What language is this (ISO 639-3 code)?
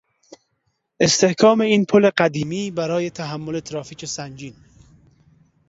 fas